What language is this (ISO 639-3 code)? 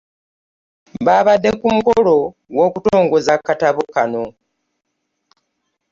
lug